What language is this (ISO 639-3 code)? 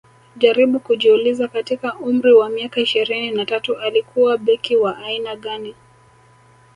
swa